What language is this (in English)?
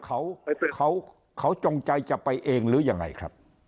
Thai